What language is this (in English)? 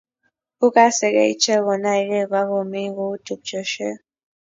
Kalenjin